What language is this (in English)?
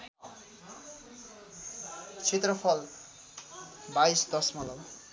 Nepali